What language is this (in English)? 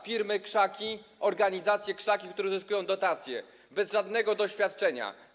Polish